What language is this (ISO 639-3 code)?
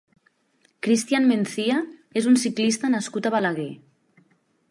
cat